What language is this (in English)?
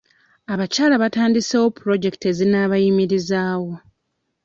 Ganda